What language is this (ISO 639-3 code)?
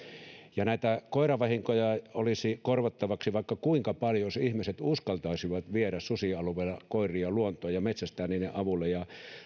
fin